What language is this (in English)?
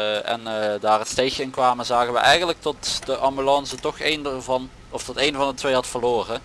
Dutch